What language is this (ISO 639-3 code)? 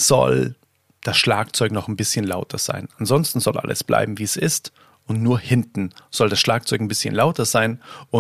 deu